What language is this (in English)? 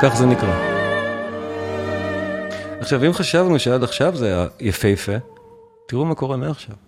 Hebrew